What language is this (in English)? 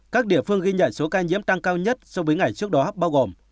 Vietnamese